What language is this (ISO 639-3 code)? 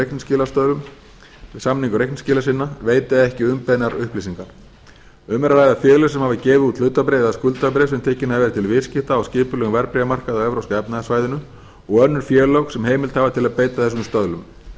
isl